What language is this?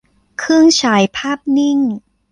Thai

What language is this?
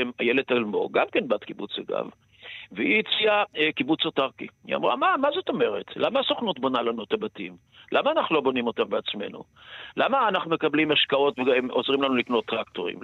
Hebrew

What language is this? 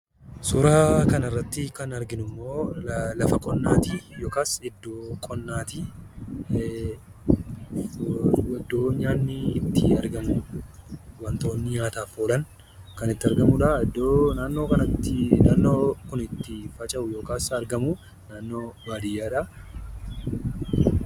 Oromo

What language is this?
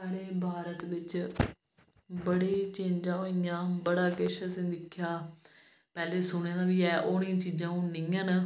Dogri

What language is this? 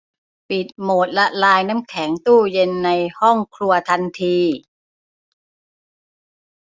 Thai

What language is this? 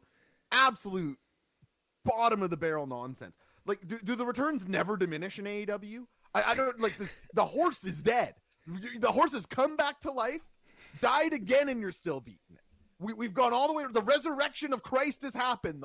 English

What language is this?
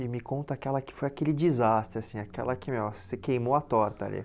Portuguese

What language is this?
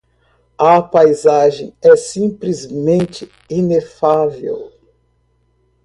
Portuguese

